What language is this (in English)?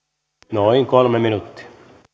Finnish